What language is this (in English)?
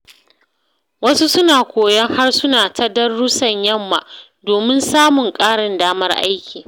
Hausa